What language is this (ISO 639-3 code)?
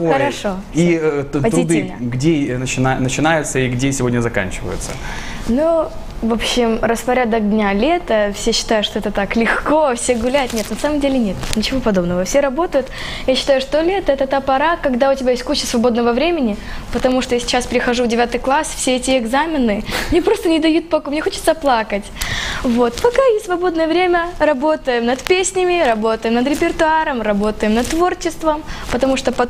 rus